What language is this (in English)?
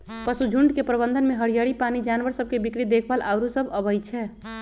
Magahi